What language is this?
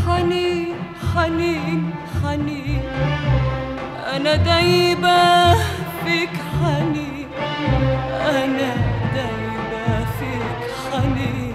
Arabic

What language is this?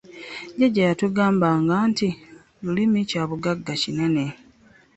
Ganda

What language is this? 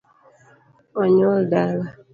Luo (Kenya and Tanzania)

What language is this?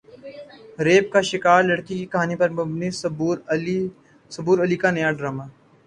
Urdu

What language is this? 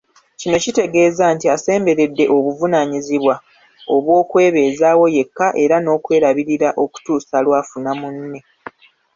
Ganda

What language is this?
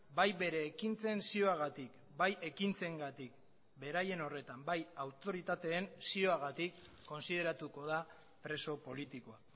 Basque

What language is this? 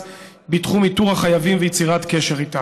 Hebrew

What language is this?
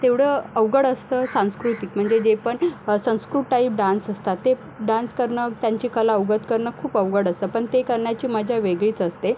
Marathi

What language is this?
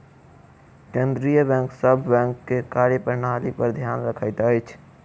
Maithili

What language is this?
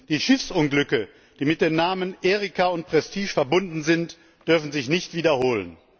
German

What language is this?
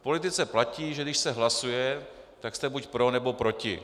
Czech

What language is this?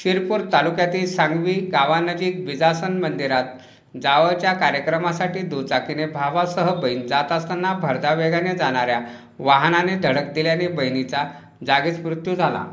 Marathi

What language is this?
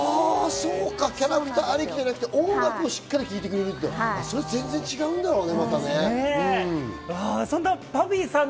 Japanese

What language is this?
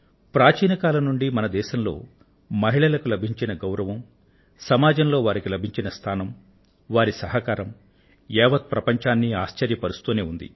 Telugu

